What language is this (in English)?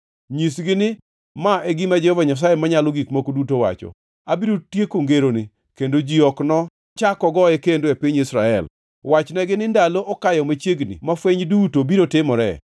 Luo (Kenya and Tanzania)